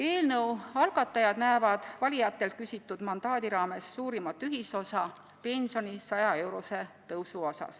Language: Estonian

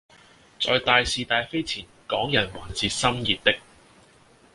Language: Cantonese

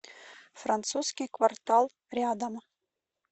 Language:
Russian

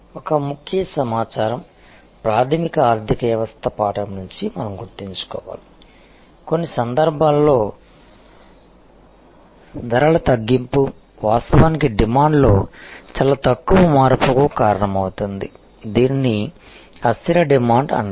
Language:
Telugu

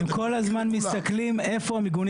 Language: Hebrew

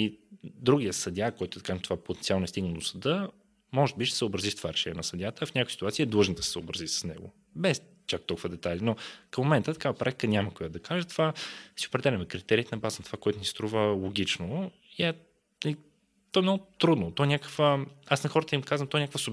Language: Bulgarian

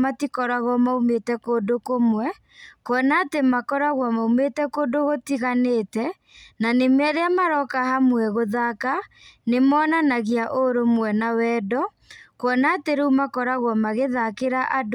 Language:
Kikuyu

